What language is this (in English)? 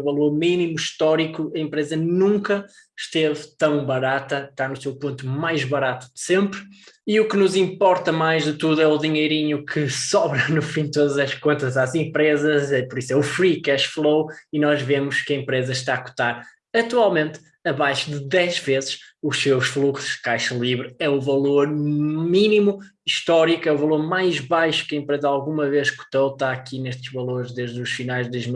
Portuguese